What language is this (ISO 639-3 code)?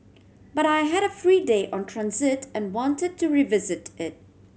eng